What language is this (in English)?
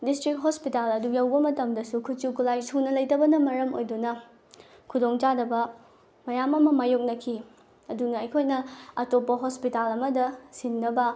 Manipuri